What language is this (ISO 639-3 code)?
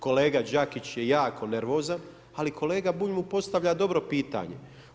hrv